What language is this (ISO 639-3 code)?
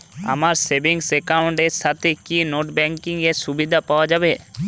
ben